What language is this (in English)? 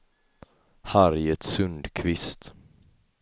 Swedish